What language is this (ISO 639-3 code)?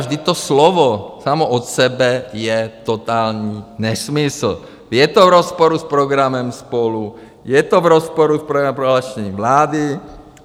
ces